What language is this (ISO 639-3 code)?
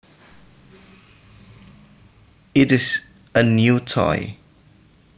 jav